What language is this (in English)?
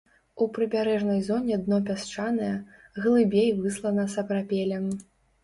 Belarusian